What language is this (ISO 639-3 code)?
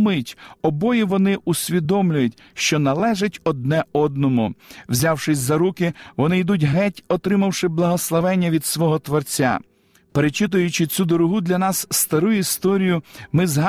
ukr